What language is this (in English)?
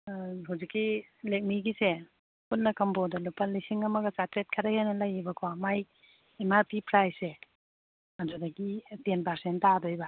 Manipuri